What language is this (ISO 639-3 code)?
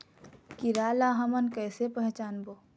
hne